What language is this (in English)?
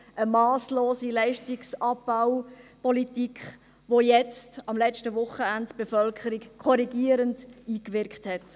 Swiss German